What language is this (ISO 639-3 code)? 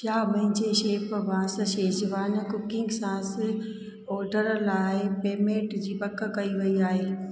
snd